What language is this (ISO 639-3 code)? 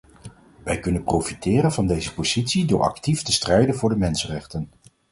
nld